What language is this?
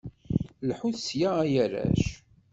Kabyle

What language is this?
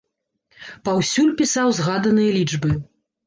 Belarusian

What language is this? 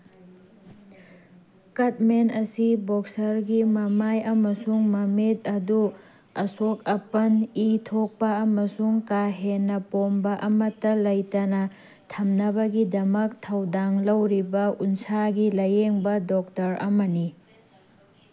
Manipuri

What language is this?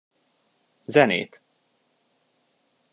Hungarian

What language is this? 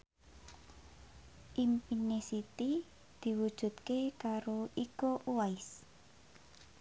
Javanese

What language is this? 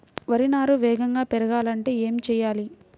Telugu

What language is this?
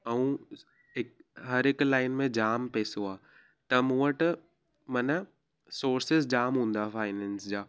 Sindhi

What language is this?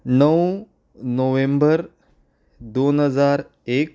Konkani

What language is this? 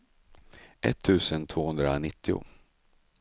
Swedish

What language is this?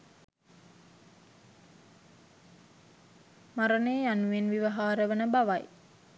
Sinhala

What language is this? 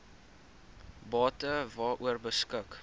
Afrikaans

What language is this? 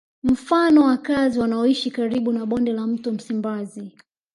Swahili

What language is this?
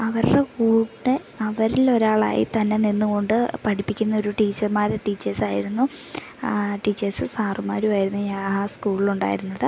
Malayalam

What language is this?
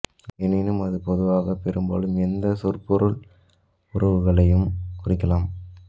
Tamil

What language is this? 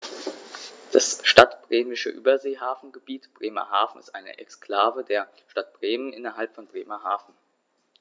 German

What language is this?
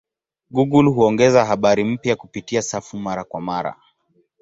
Swahili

